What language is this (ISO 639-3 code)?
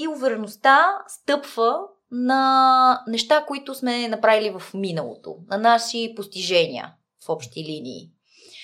bul